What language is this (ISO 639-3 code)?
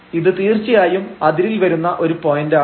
mal